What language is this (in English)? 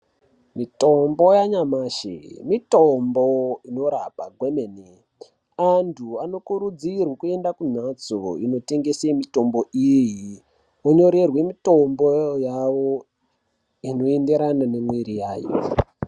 Ndau